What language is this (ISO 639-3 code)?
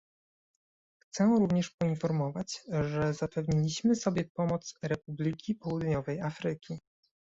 pol